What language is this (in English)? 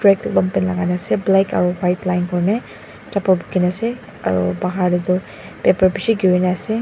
Naga Pidgin